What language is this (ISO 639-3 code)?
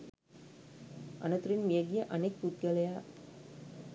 sin